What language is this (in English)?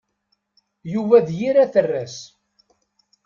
Kabyle